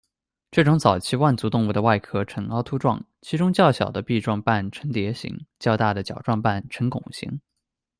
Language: Chinese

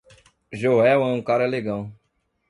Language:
Portuguese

